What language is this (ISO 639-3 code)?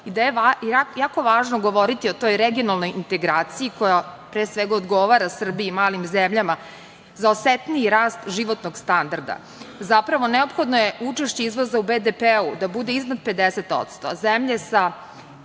srp